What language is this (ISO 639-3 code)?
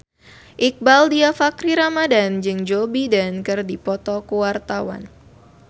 sun